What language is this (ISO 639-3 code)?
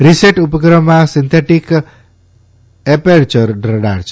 guj